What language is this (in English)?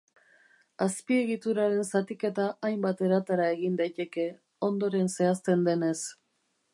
Basque